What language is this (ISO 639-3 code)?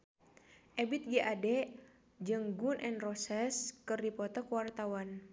sun